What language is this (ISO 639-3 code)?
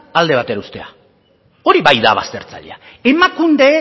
eus